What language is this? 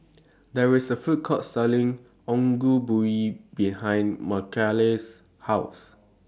English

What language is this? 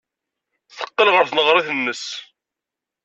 Kabyle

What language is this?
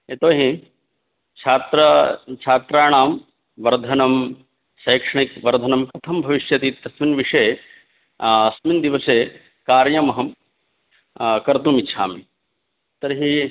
Sanskrit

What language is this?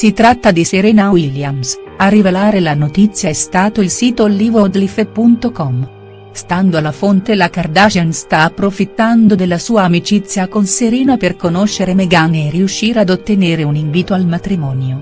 Italian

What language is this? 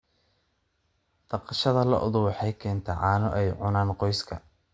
Somali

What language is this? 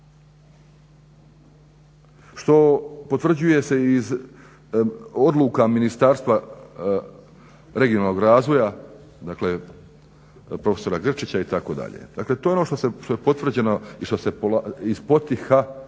Croatian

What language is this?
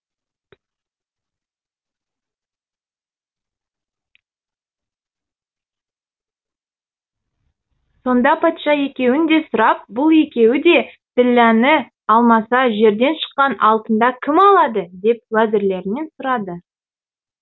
Kazakh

